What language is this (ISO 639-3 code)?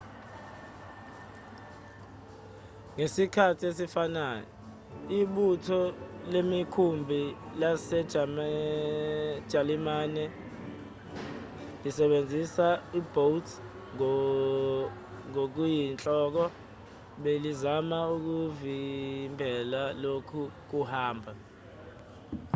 zul